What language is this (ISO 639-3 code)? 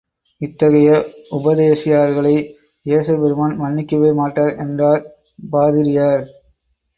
tam